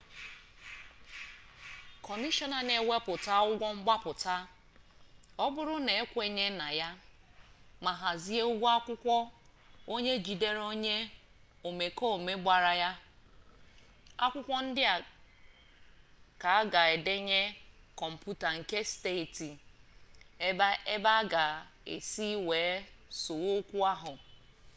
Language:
Igbo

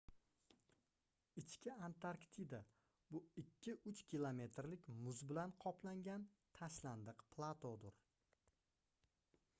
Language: Uzbek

